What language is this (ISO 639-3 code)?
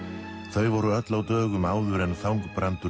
isl